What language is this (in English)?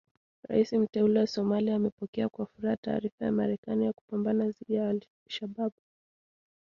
Swahili